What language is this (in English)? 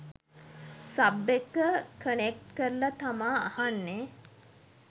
Sinhala